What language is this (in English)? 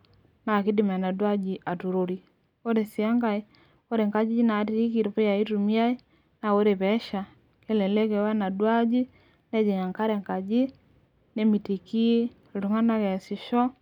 Masai